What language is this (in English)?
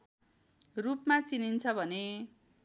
Nepali